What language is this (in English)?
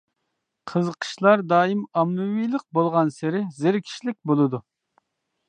Uyghur